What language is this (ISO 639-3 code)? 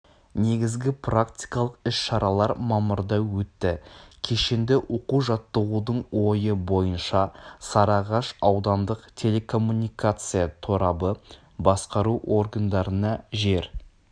kaz